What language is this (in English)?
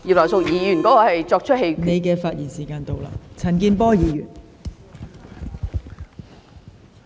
Cantonese